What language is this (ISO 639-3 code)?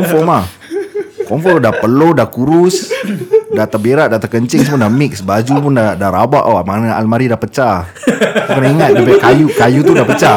msa